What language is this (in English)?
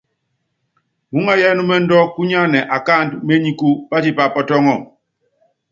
Yangben